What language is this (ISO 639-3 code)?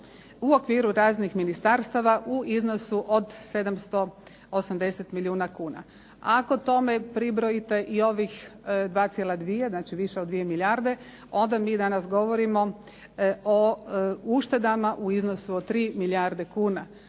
hrv